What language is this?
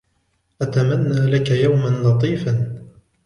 Arabic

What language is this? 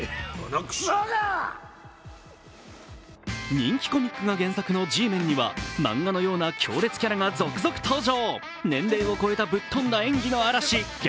Japanese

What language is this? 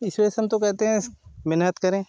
Hindi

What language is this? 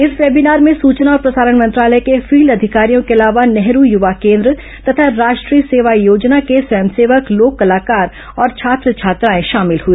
Hindi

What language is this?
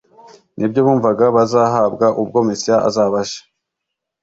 Kinyarwanda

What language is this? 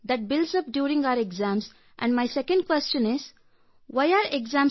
Kannada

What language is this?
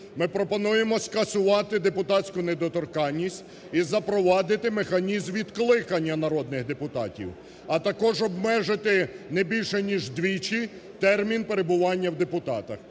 Ukrainian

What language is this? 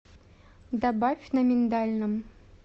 Russian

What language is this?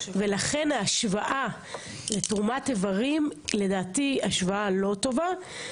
Hebrew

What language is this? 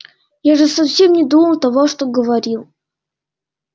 Russian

